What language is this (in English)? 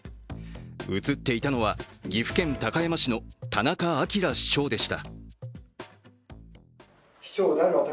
Japanese